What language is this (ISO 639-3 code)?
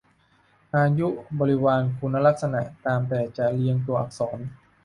tha